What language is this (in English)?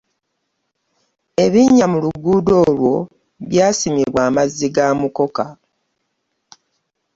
Ganda